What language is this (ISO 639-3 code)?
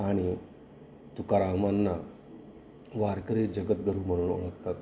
mar